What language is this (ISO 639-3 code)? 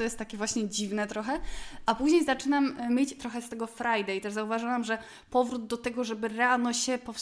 pol